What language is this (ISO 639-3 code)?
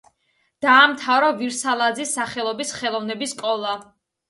kat